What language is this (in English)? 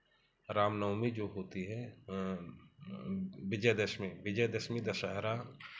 Hindi